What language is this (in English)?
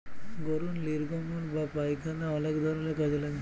Bangla